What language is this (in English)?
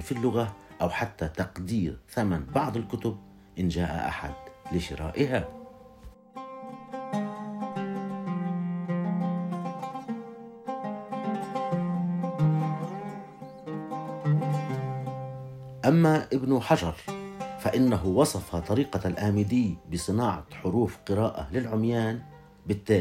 Arabic